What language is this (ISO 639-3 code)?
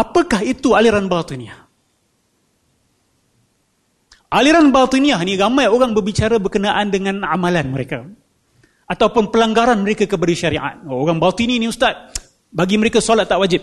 msa